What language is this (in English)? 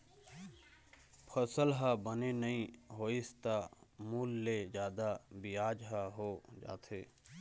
Chhattisgarhi